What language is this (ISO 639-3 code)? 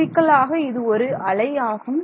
tam